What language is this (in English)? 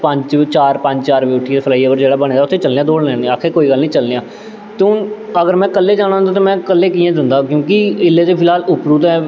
Dogri